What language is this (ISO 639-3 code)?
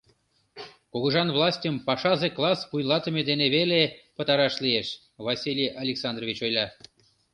chm